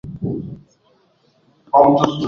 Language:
Swahili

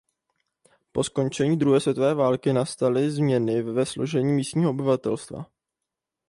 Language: Czech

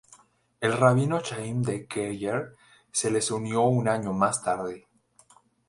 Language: Spanish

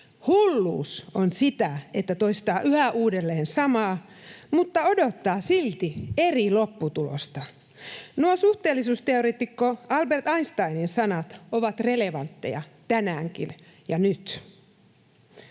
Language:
Finnish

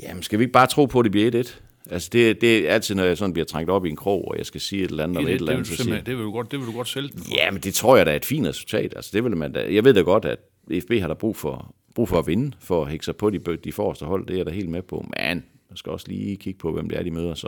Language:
Danish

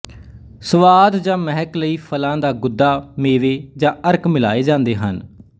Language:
Punjabi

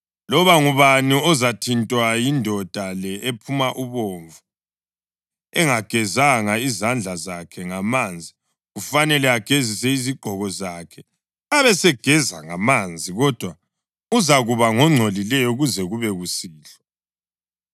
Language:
North Ndebele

